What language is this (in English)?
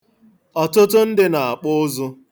Igbo